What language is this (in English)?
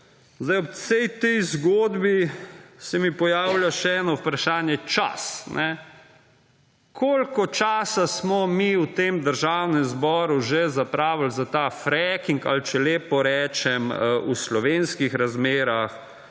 Slovenian